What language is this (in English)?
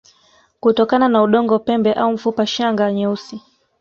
Swahili